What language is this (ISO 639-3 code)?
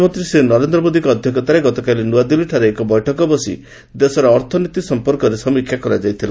ori